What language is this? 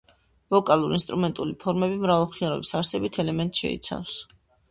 Georgian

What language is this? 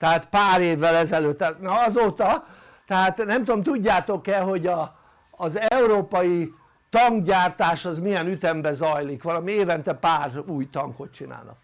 Hungarian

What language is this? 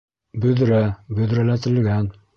Bashkir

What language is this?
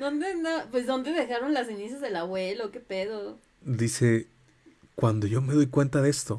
Spanish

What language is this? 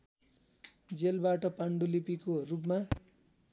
Nepali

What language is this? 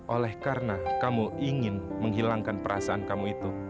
Indonesian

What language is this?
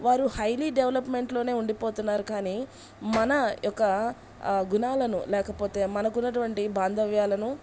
Telugu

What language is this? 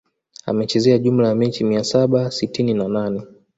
Swahili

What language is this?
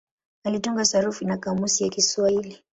Swahili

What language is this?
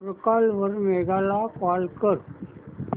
Marathi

